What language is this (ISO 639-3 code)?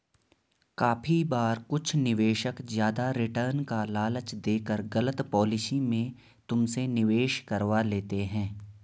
hin